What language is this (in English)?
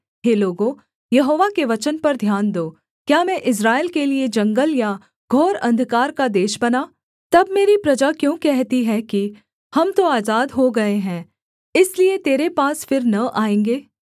Hindi